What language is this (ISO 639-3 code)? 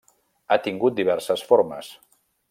cat